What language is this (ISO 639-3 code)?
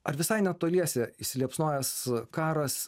lit